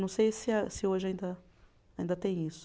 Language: Portuguese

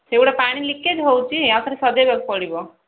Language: Odia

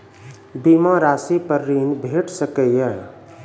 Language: Maithili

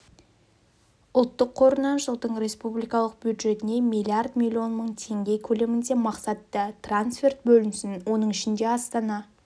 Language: Kazakh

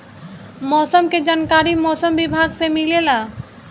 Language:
Bhojpuri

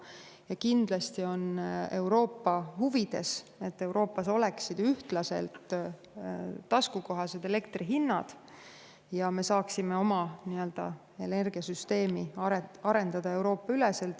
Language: Estonian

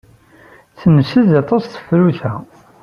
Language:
Kabyle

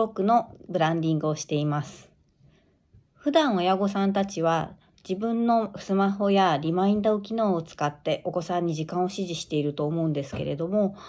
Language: Japanese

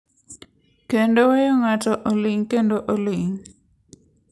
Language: Luo (Kenya and Tanzania)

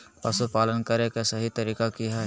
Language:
Magahi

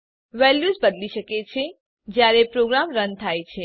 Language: Gujarati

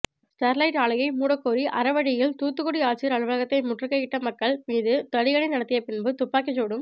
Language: Tamil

